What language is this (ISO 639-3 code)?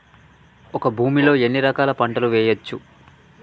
tel